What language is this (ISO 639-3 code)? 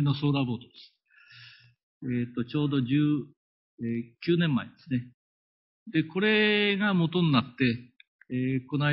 jpn